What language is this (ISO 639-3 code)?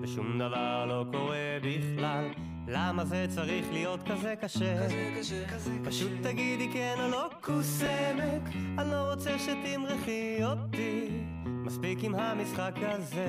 heb